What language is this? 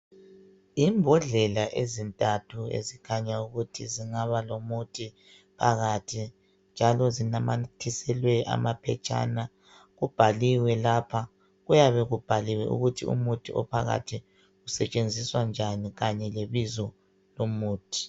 North Ndebele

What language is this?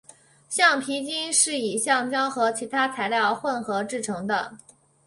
Chinese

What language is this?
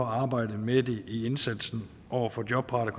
Danish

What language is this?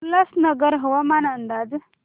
Marathi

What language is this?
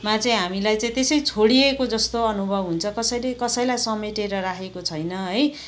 Nepali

